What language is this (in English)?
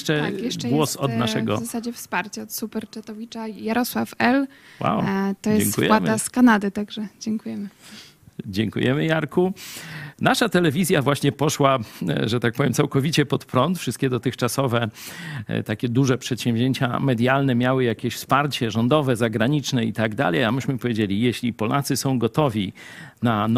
Polish